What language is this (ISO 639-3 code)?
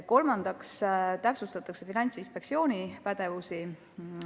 est